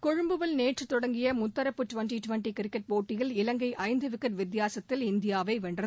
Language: Tamil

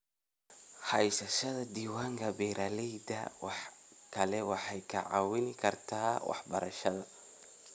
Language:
Somali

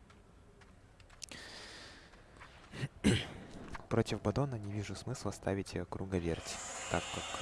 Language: Russian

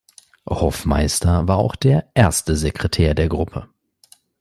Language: German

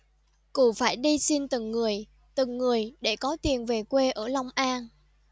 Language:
Vietnamese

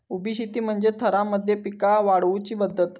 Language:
Marathi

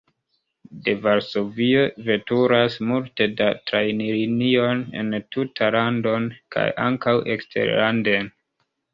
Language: Esperanto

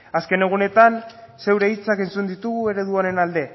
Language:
Basque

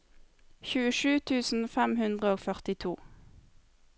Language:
Norwegian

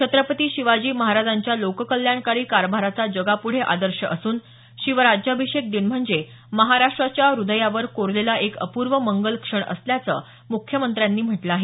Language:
Marathi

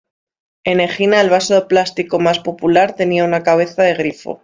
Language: Spanish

